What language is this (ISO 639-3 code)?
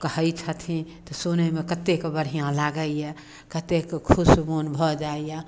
mai